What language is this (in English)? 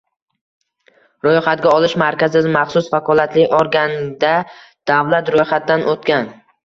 Uzbek